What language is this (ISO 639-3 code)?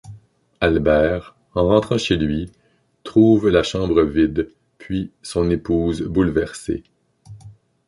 fra